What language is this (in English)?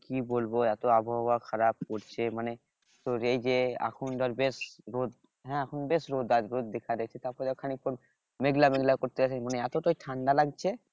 Bangla